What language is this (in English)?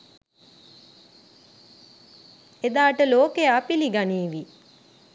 Sinhala